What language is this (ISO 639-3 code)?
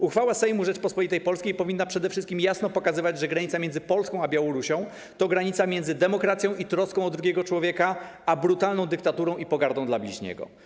pol